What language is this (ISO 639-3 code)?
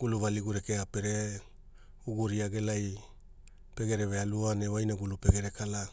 hul